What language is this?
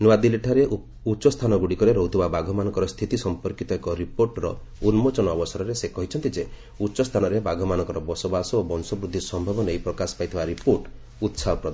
Odia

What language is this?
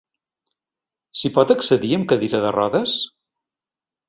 Catalan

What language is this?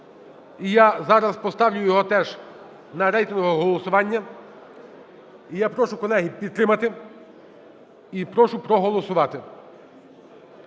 Ukrainian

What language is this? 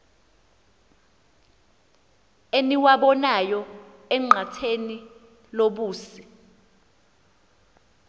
Xhosa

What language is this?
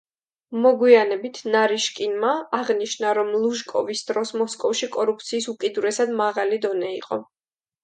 Georgian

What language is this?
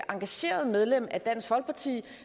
Danish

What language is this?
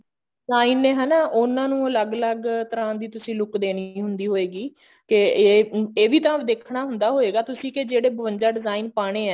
Punjabi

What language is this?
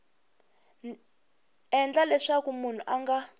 Tsonga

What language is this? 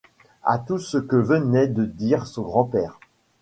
French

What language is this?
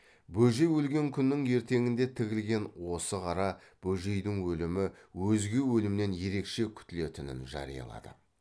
Kazakh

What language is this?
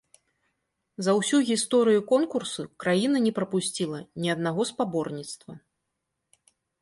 Belarusian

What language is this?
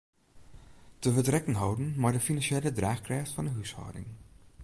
Western Frisian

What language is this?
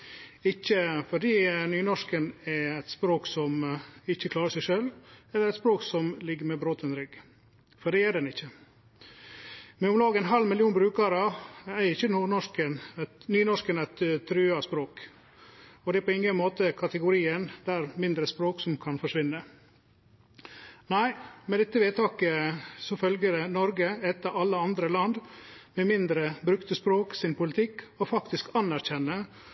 Norwegian Nynorsk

